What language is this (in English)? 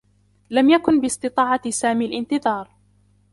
Arabic